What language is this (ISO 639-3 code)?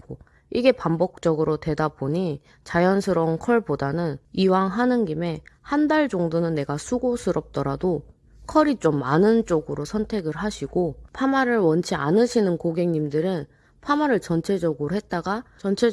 kor